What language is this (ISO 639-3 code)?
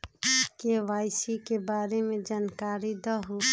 mag